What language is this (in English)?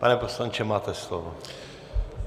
Czech